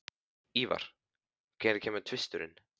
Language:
Icelandic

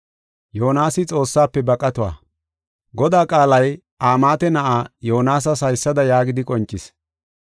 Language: Gofa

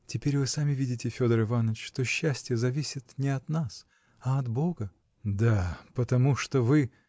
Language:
Russian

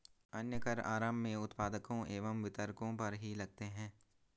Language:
Hindi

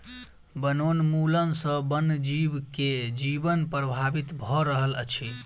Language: Maithili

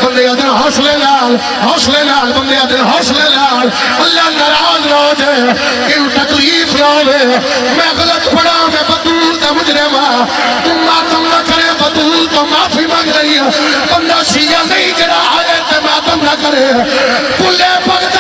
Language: Arabic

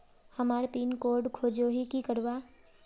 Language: Magahi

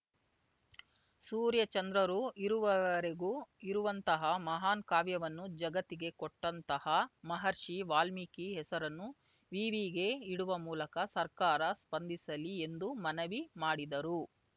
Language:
Kannada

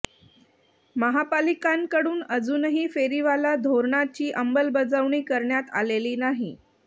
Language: Marathi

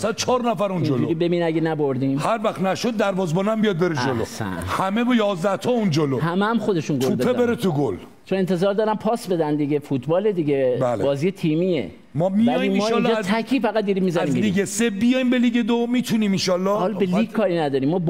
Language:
Persian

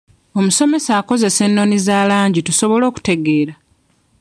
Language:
Ganda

